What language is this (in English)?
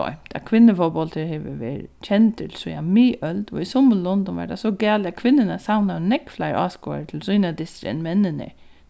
Faroese